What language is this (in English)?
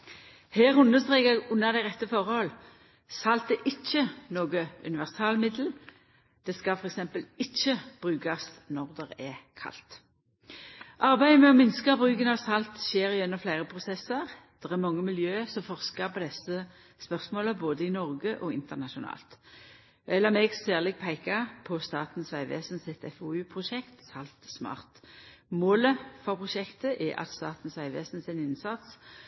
Norwegian Nynorsk